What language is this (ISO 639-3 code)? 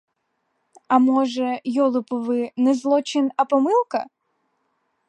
ukr